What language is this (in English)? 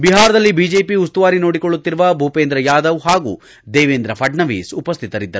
Kannada